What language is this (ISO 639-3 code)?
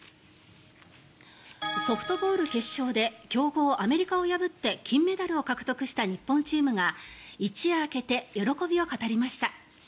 jpn